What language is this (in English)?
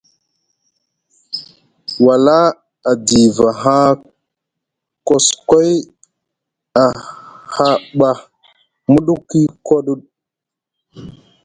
Musgu